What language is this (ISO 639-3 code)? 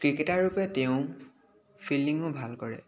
asm